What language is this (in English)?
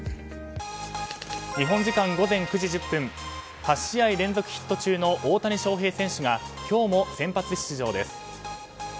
Japanese